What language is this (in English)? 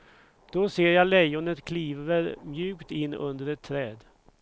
Swedish